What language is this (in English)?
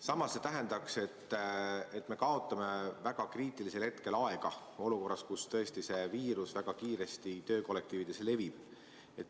Estonian